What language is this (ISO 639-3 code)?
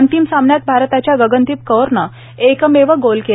mar